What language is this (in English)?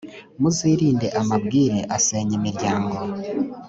Kinyarwanda